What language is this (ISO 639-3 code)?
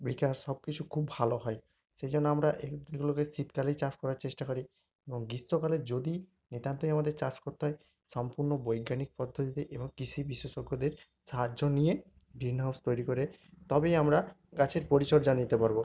ben